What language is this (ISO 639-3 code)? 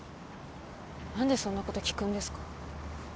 jpn